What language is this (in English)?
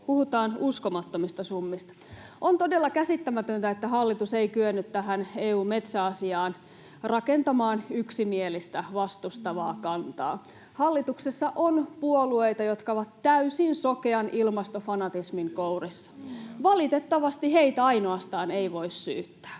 Finnish